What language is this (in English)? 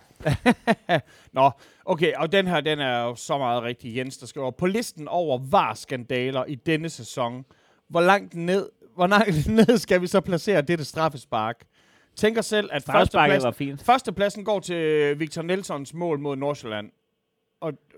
Danish